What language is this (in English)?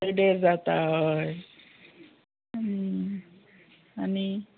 Konkani